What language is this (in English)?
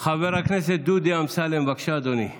Hebrew